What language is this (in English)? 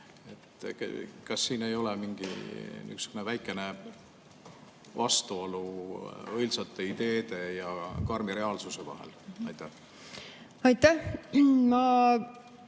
Estonian